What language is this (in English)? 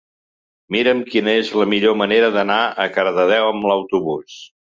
Catalan